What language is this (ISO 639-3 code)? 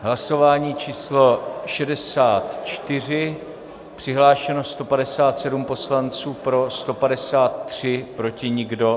ces